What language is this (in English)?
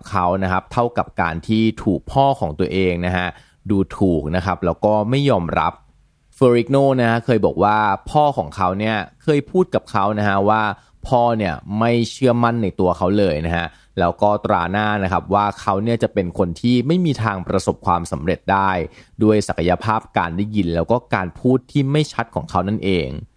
Thai